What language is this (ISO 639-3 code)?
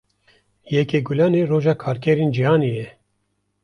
kur